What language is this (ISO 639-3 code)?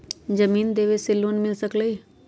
mag